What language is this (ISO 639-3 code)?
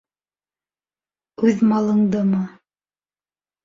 bak